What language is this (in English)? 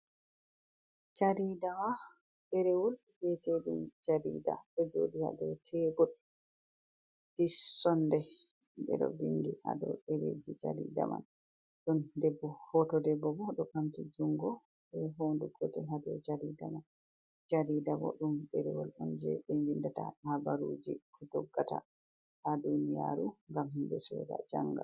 Fula